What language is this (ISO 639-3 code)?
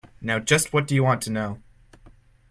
eng